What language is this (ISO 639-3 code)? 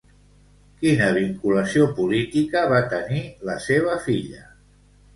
cat